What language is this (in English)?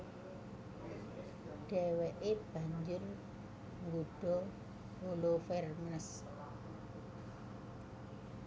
Javanese